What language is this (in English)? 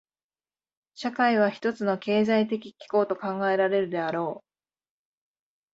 Japanese